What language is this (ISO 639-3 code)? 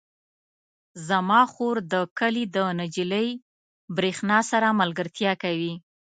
pus